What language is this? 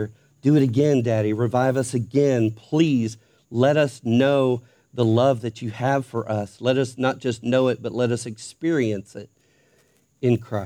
English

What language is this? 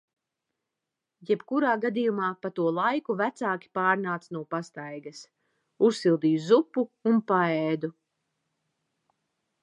Latvian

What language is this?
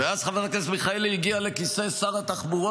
Hebrew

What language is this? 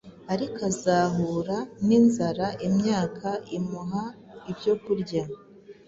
Kinyarwanda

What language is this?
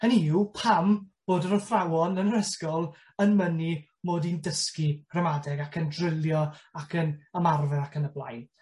Welsh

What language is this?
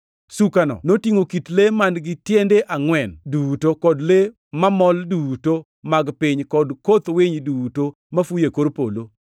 Luo (Kenya and Tanzania)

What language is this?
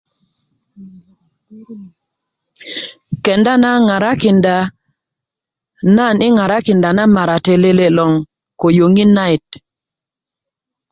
Kuku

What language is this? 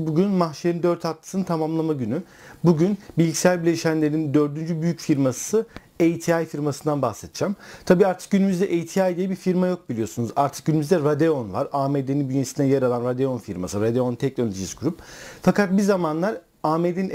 Turkish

